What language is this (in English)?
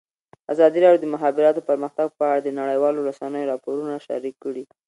Pashto